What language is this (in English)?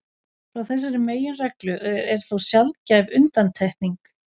Icelandic